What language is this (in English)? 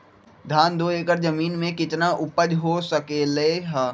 Magahi